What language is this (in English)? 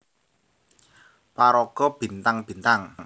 Javanese